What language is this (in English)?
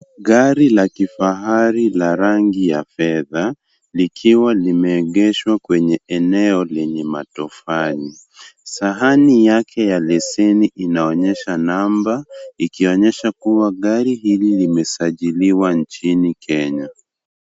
Swahili